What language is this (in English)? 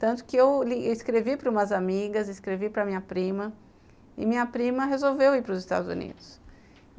Portuguese